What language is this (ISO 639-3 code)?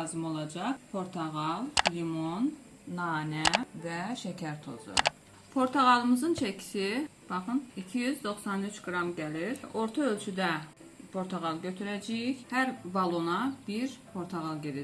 tur